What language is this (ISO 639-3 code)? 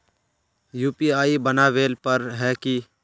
mag